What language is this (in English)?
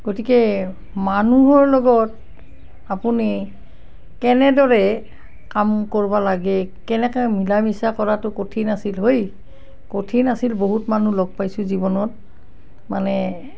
Assamese